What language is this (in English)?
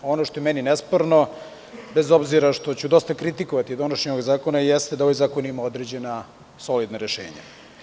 Serbian